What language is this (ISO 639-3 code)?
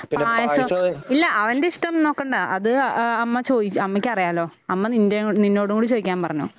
mal